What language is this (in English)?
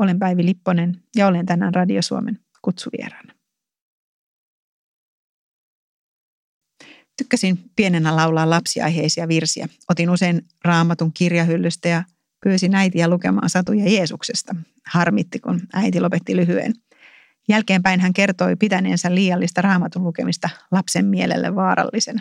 Finnish